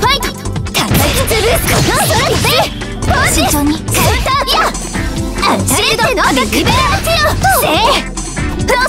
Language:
Japanese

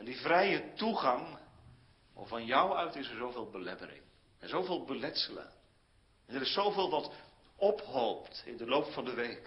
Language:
Dutch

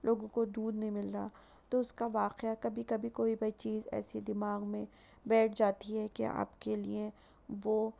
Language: Urdu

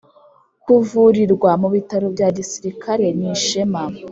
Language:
Kinyarwanda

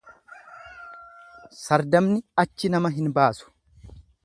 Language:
Oromo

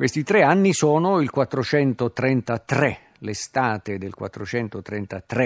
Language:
Italian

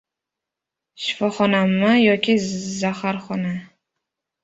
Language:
Uzbek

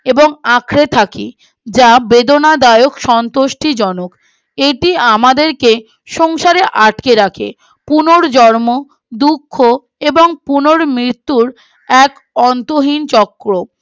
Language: Bangla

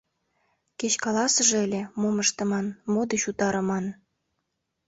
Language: Mari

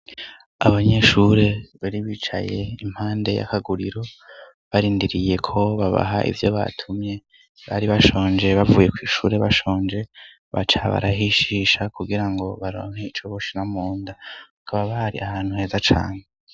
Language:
Rundi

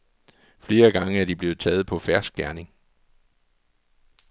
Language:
Danish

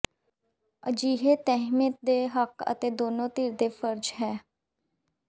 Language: Punjabi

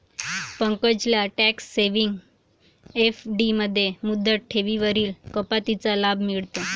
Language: Marathi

